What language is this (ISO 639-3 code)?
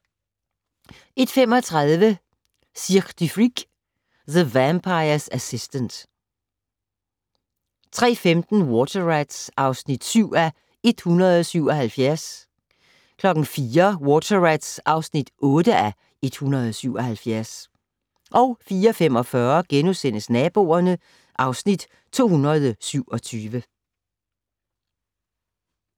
dan